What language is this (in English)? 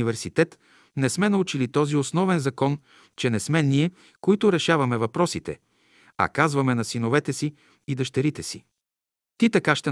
Bulgarian